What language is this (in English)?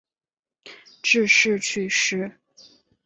Chinese